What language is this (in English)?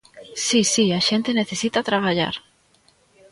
Galician